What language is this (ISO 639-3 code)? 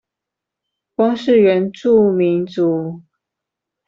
zho